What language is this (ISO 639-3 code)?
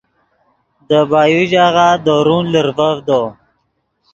ydg